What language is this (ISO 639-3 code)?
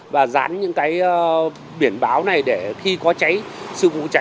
vie